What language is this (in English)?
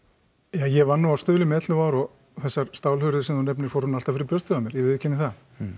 Icelandic